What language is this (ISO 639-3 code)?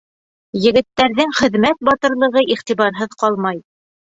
bak